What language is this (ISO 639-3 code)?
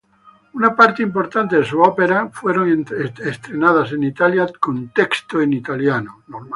spa